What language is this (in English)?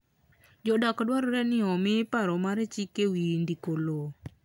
Luo (Kenya and Tanzania)